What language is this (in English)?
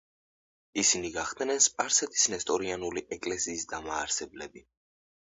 Georgian